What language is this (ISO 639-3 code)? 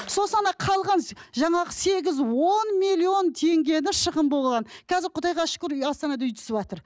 kaz